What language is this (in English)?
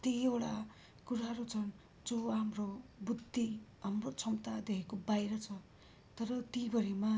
Nepali